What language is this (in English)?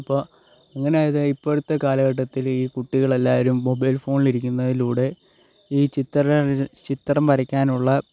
Malayalam